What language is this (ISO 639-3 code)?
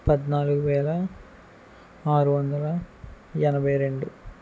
tel